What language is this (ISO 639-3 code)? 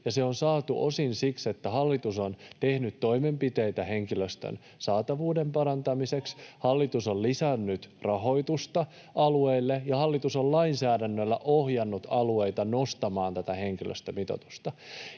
fin